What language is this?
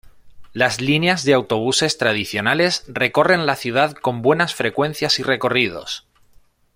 Spanish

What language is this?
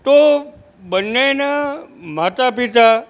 Gujarati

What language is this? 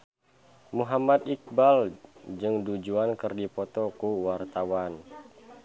Sundanese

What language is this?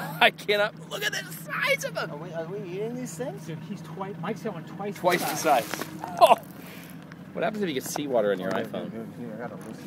English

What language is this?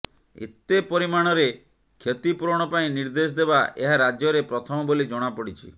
Odia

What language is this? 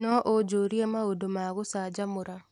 Kikuyu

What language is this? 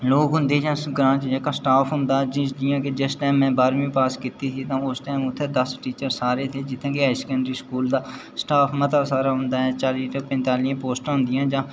Dogri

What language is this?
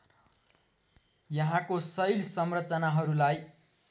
Nepali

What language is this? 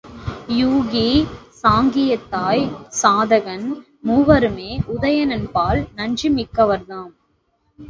Tamil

